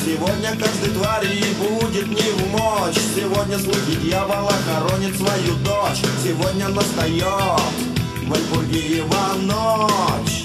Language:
Russian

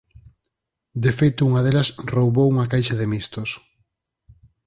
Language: Galician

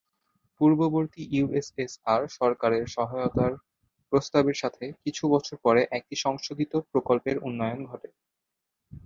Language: Bangla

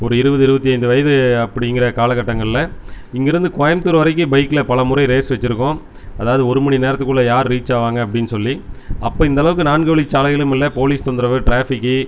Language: Tamil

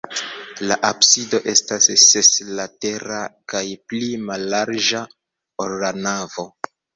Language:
Esperanto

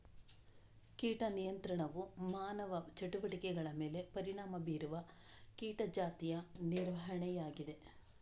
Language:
Kannada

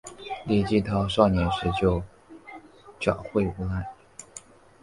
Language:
Chinese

